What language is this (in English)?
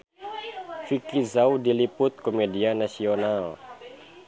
Sundanese